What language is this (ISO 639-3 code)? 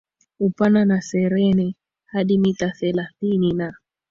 swa